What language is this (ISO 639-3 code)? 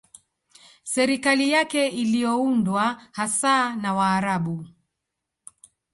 swa